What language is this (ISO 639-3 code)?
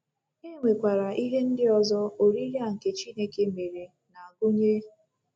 ibo